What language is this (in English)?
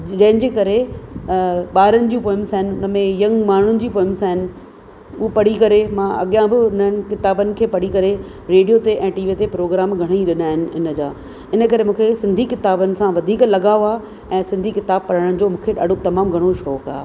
Sindhi